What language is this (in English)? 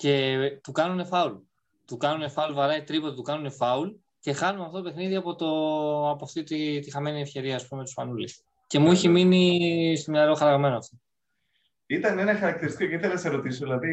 Greek